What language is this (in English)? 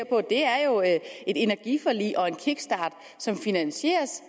Danish